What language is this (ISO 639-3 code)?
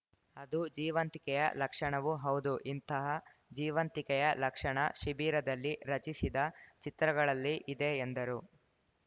kan